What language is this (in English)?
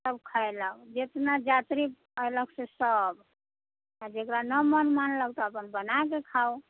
Maithili